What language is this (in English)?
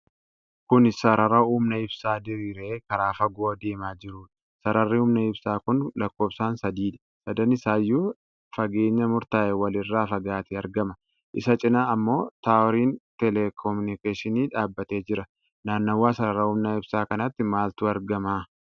Oromo